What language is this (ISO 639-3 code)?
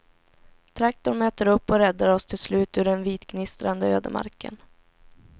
swe